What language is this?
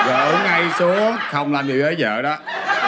Vietnamese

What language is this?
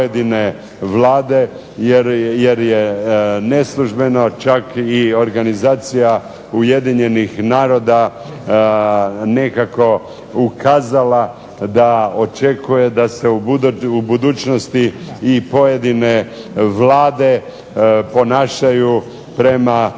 Croatian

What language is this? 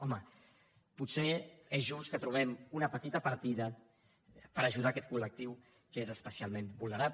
Catalan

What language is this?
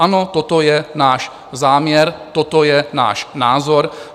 Czech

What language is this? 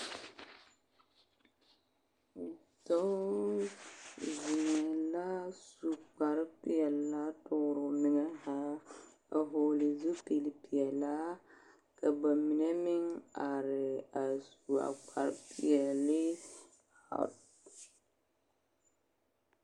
Southern Dagaare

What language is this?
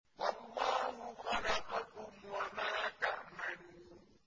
Arabic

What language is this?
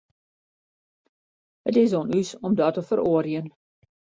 Western Frisian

